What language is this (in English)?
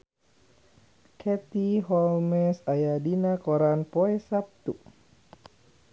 Sundanese